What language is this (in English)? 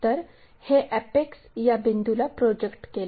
Marathi